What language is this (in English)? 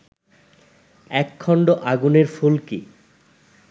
Bangla